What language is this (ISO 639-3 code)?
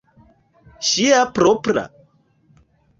epo